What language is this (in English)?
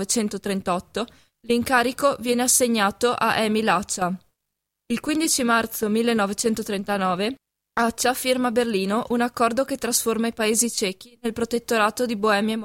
Italian